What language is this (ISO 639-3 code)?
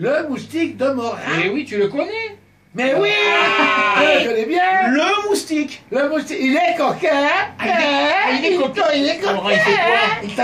fra